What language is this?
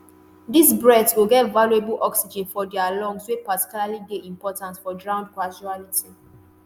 Nigerian Pidgin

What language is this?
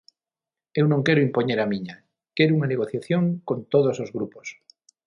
Galician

